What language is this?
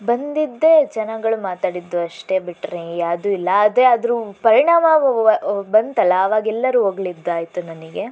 Kannada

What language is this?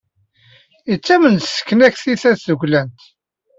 Kabyle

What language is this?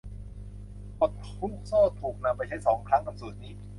Thai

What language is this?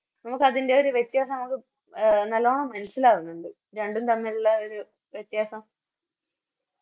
Malayalam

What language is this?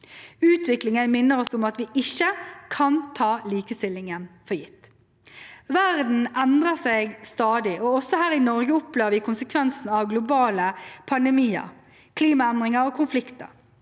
Norwegian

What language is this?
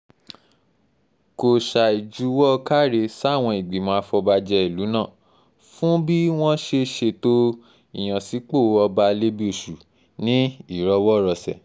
Yoruba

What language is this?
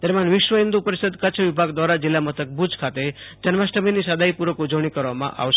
Gujarati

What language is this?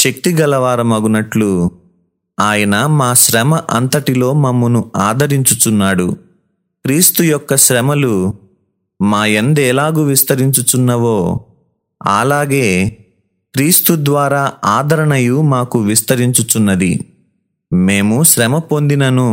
Telugu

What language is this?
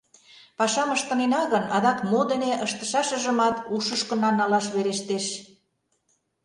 Mari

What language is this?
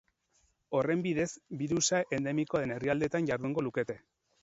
Basque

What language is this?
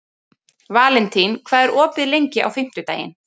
Icelandic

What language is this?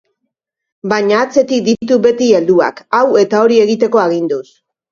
Basque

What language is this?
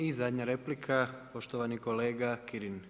Croatian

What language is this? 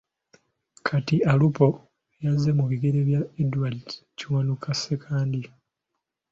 Ganda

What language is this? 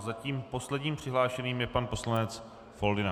Czech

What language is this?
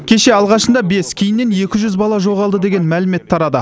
Kazakh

